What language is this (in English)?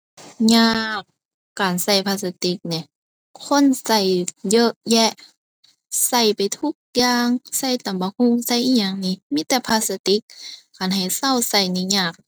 Thai